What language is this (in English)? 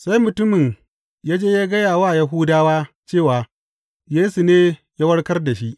Hausa